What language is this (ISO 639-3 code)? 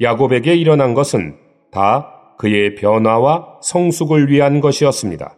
kor